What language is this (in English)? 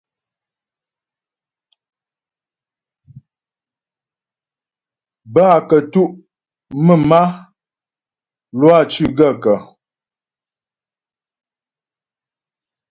Ghomala